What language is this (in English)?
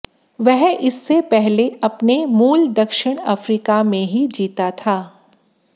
Hindi